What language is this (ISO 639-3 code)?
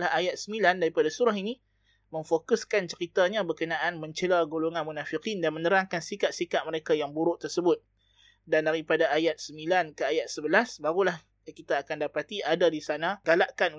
msa